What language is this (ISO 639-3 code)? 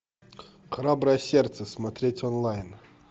rus